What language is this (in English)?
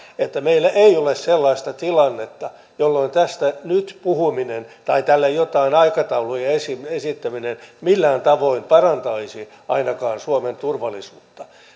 Finnish